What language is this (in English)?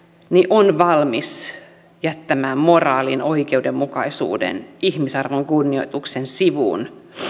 Finnish